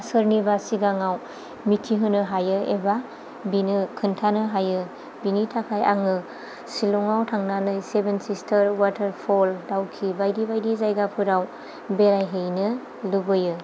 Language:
Bodo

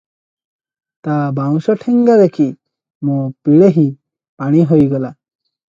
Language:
Odia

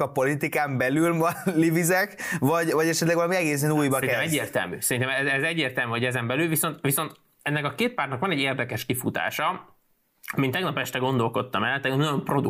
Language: Hungarian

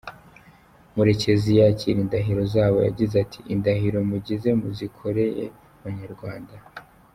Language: Kinyarwanda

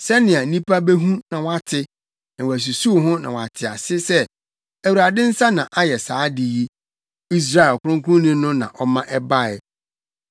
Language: Akan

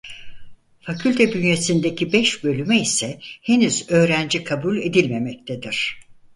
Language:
Turkish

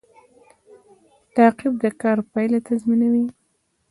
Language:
Pashto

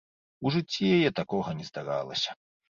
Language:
Belarusian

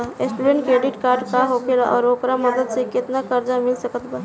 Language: Bhojpuri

